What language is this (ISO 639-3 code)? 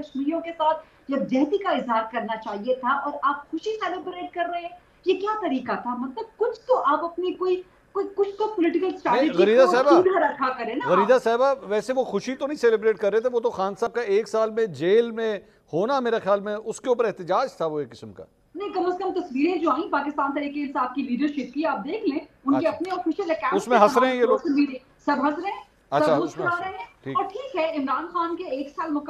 hin